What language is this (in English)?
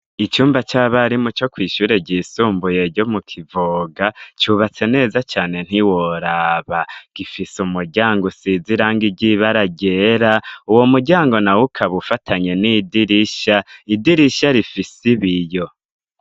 Rundi